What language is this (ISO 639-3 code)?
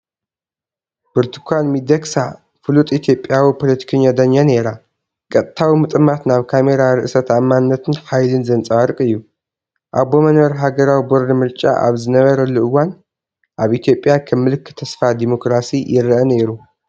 tir